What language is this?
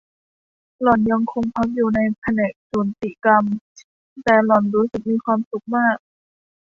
Thai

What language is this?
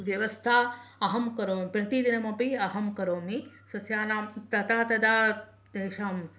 Sanskrit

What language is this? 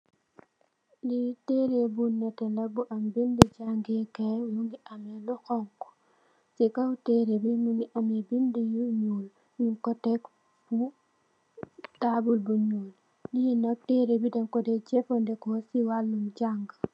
Wolof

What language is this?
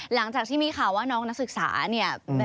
Thai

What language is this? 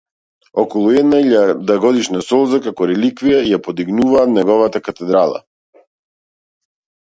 Macedonian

